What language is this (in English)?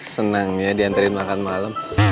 Indonesian